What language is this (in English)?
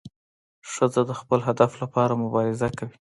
Pashto